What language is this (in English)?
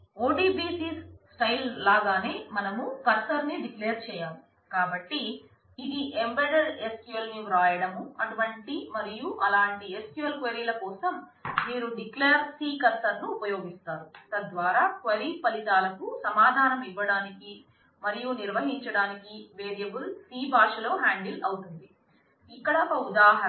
Telugu